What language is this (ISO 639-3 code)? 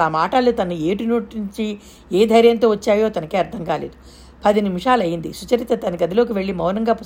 tel